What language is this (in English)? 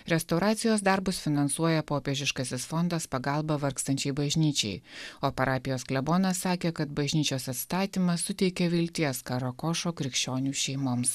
Lithuanian